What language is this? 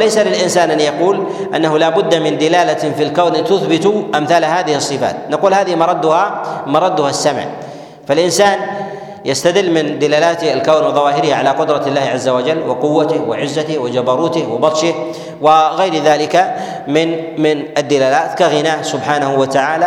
Arabic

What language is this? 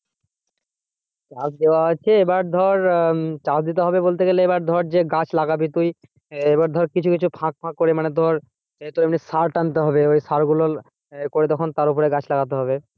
Bangla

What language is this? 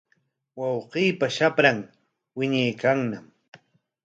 Corongo Ancash Quechua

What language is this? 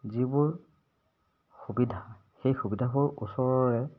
Assamese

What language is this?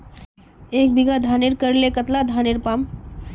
Magahi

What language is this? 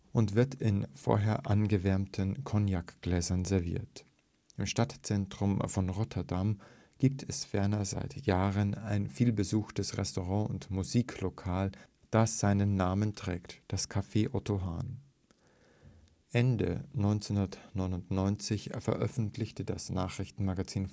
German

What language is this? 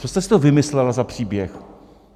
Czech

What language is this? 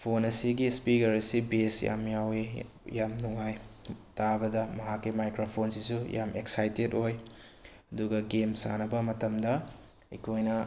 Manipuri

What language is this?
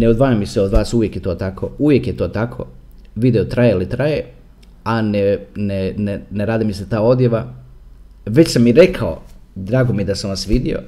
Croatian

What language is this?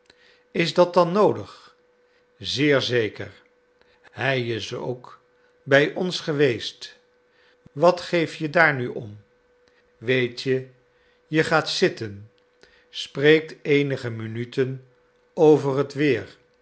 Dutch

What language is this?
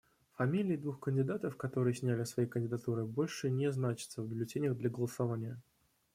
Russian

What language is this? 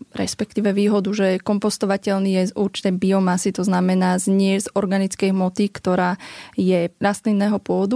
Slovak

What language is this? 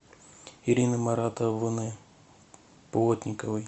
Russian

